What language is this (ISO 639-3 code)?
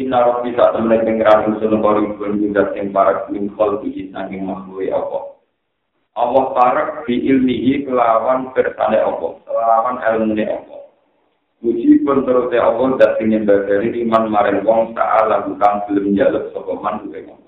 ind